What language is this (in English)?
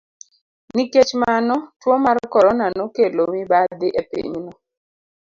Luo (Kenya and Tanzania)